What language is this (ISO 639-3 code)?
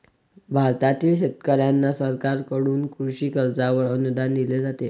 mar